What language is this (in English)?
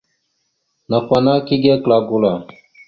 Mada (Cameroon)